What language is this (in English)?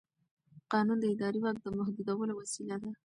Pashto